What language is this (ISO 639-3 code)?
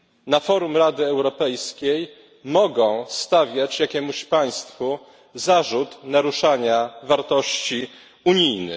pol